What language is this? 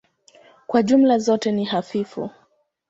Swahili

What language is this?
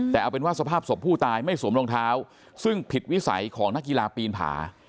Thai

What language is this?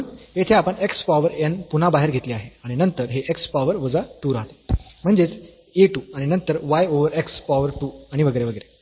Marathi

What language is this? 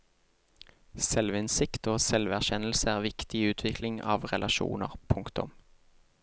Norwegian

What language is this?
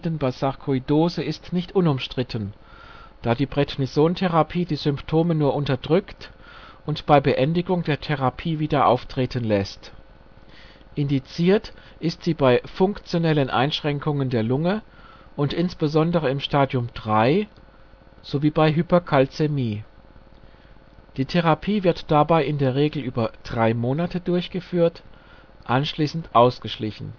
German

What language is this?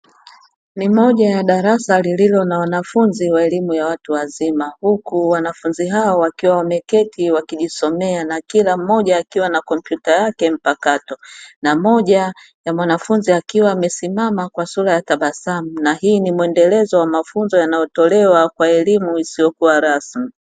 Swahili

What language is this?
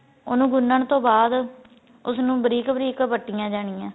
Punjabi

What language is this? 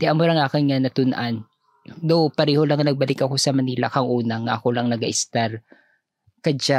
Filipino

